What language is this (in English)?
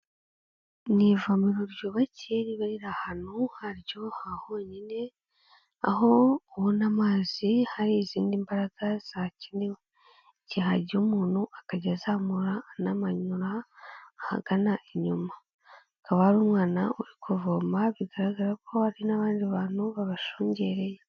Kinyarwanda